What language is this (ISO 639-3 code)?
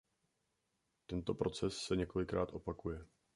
ces